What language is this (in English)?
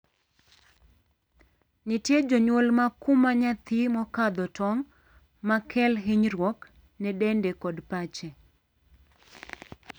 Luo (Kenya and Tanzania)